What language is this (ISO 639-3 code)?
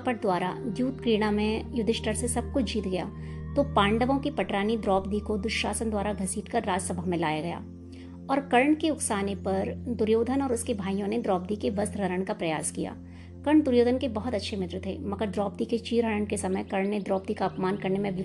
hin